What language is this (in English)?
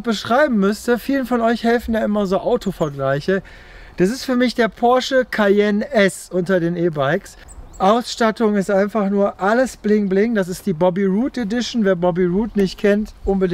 German